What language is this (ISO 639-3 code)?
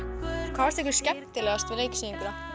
isl